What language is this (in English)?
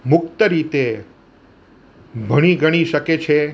Gujarati